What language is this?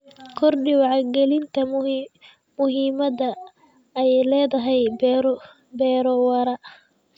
Somali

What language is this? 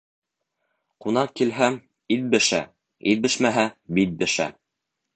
Bashkir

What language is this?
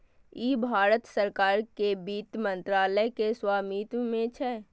Maithili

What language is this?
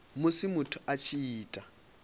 Venda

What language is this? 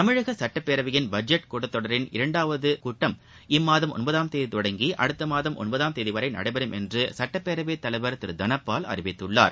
Tamil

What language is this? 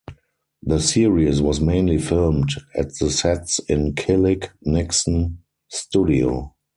English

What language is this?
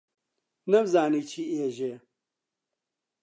Central Kurdish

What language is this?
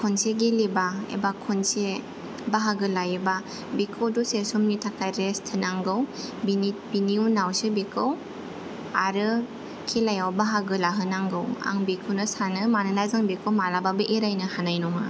Bodo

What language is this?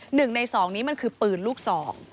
Thai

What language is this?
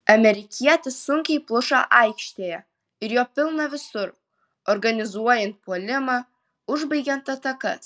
Lithuanian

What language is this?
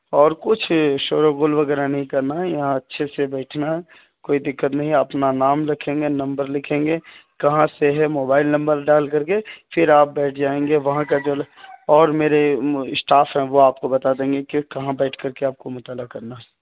Urdu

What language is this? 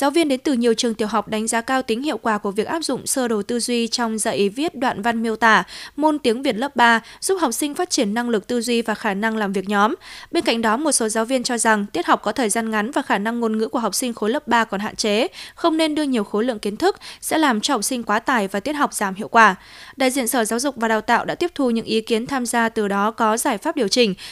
Vietnamese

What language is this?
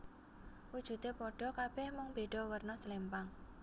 Javanese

